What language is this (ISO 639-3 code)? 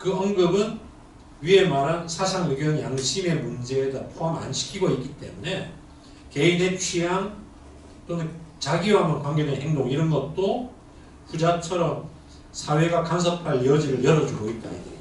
kor